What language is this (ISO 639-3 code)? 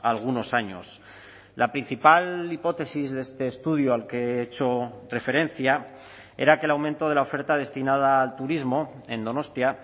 spa